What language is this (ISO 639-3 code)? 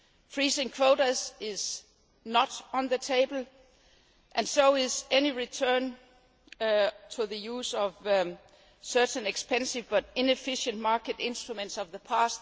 eng